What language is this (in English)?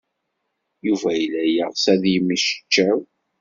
Kabyle